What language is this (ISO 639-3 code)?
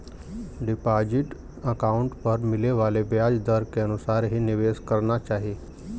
bho